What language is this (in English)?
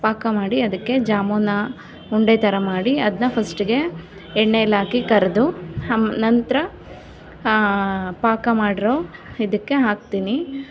Kannada